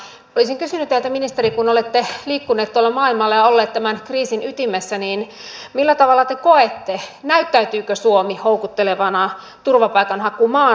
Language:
Finnish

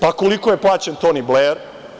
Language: Serbian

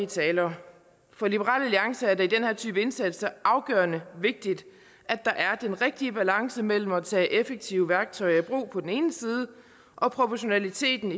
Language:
Danish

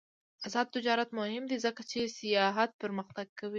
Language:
Pashto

